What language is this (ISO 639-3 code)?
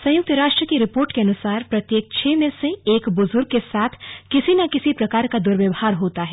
hin